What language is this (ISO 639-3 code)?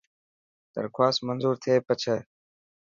mki